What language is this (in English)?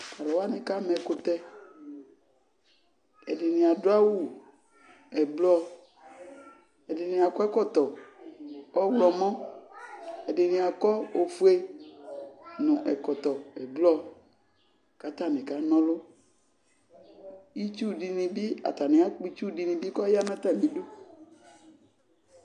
Ikposo